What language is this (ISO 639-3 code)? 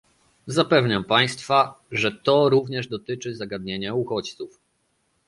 pol